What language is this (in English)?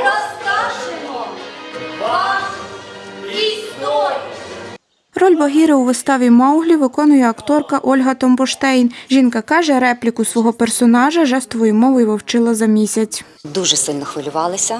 Ukrainian